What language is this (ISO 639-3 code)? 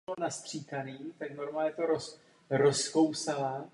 ces